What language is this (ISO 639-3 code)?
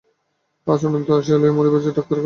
ben